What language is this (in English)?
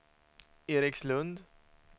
Swedish